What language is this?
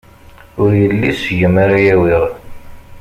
Kabyle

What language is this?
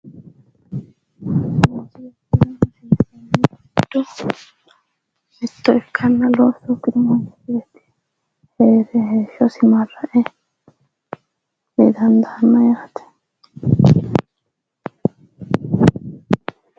Sidamo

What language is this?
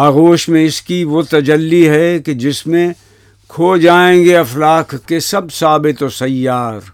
Urdu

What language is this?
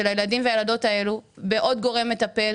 Hebrew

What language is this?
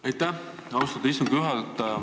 Estonian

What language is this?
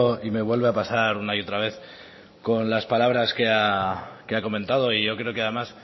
Spanish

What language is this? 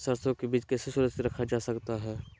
Magahi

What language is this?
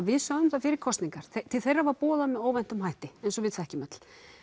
Icelandic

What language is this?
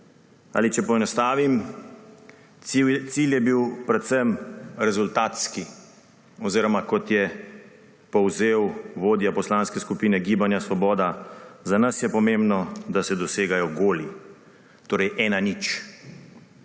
Slovenian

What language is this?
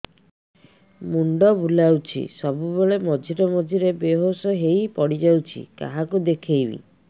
Odia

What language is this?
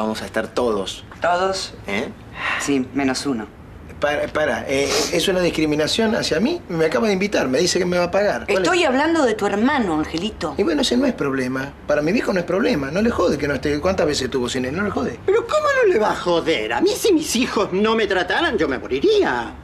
Spanish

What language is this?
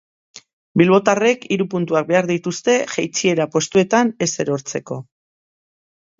Basque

